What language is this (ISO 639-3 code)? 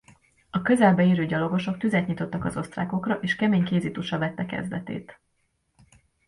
hun